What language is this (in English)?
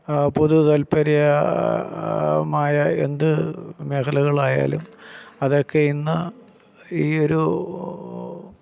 Malayalam